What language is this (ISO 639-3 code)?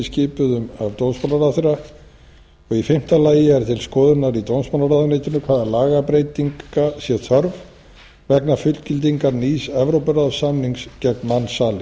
isl